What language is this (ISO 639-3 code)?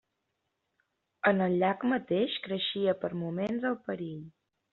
cat